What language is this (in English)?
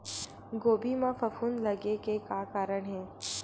Chhattisgarhi